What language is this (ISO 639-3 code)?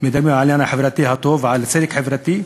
heb